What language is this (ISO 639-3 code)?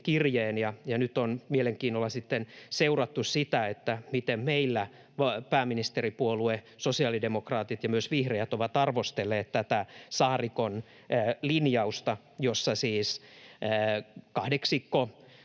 fin